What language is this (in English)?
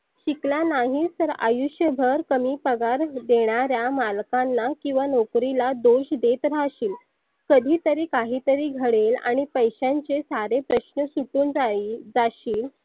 Marathi